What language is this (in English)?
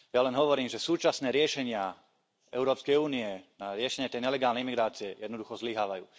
Slovak